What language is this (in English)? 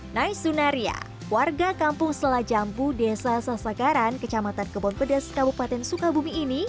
Indonesian